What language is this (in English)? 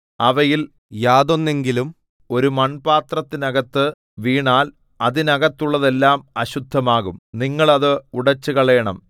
Malayalam